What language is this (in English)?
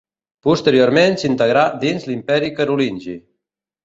Catalan